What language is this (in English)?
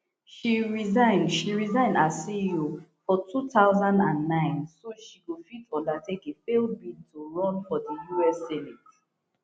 Nigerian Pidgin